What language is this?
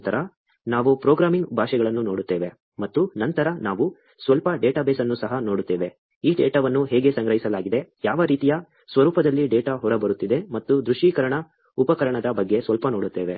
Kannada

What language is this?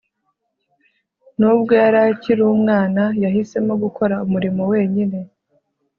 Kinyarwanda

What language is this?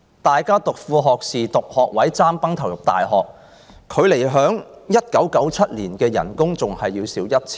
Cantonese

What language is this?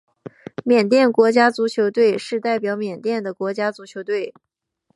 Chinese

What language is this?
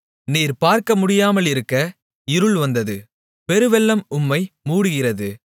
Tamil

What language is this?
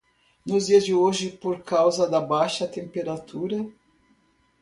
Portuguese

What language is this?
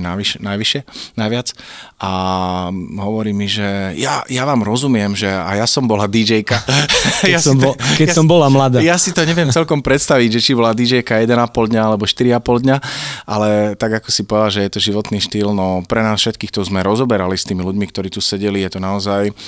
Slovak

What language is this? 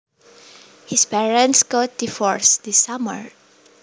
Javanese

